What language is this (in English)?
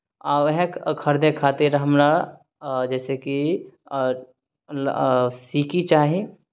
Maithili